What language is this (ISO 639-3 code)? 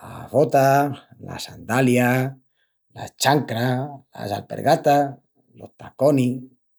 ext